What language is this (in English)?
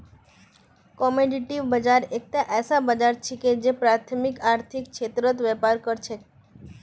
Magahi